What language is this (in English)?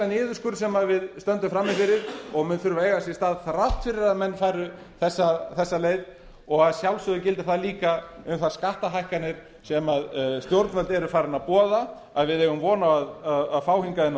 Icelandic